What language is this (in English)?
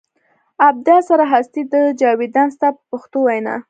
Pashto